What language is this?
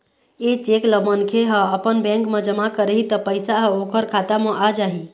Chhattisgarhi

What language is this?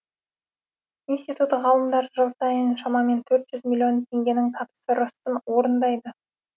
Kazakh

